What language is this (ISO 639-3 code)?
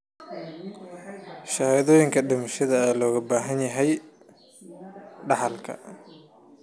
som